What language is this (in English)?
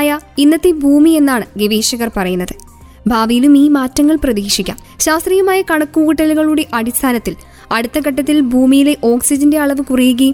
Malayalam